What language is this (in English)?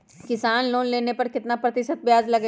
Magahi